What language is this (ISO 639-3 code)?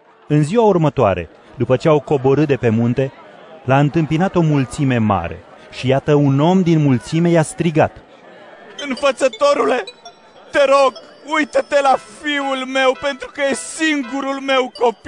ron